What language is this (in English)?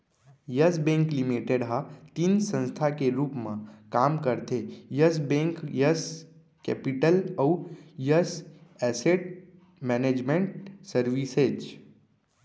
Chhattisgarhi